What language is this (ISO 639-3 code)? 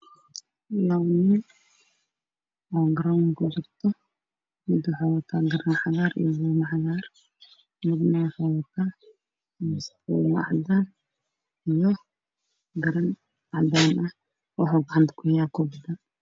som